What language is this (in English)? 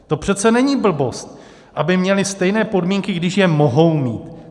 Czech